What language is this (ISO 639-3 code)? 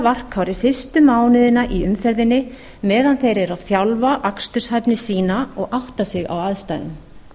isl